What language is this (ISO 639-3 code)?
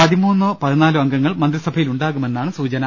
mal